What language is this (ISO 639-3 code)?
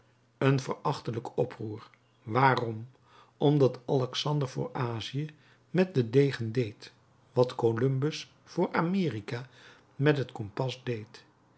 nld